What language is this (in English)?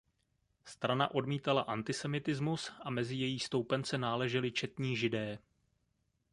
Czech